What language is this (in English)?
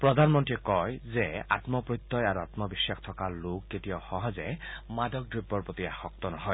Assamese